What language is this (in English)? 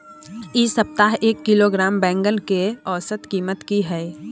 Maithili